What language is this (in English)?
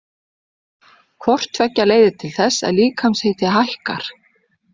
Icelandic